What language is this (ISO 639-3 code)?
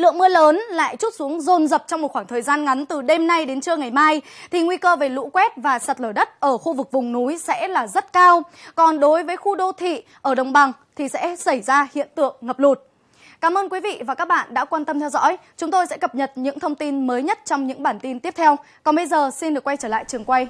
vie